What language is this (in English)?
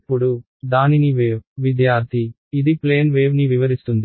Telugu